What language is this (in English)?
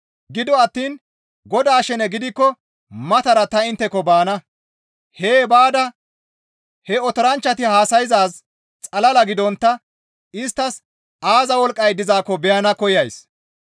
Gamo